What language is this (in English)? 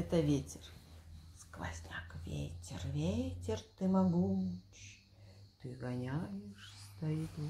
Russian